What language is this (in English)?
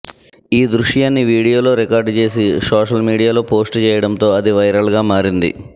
Telugu